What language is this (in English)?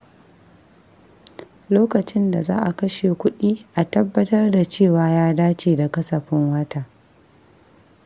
Hausa